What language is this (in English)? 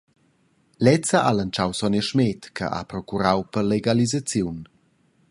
Romansh